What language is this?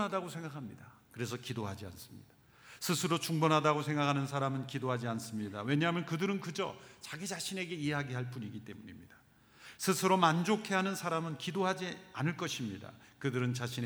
Korean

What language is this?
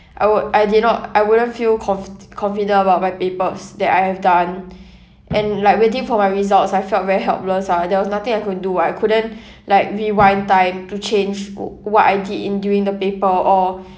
English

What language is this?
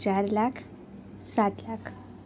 Gujarati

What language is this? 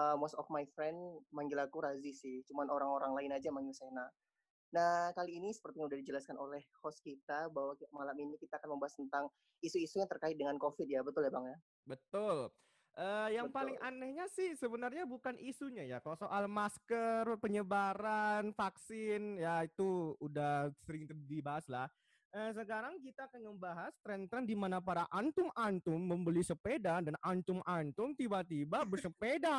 Indonesian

